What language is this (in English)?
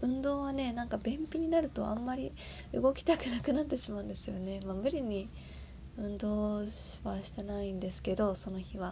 Japanese